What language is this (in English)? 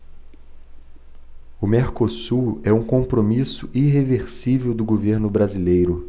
Portuguese